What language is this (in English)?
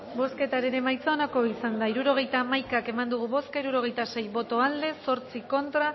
Basque